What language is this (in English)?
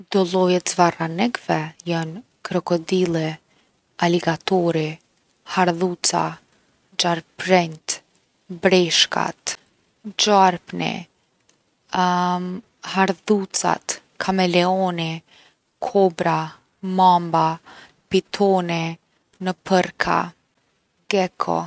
Gheg Albanian